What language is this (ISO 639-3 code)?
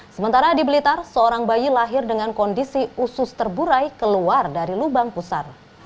ind